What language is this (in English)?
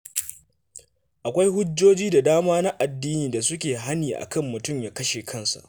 Hausa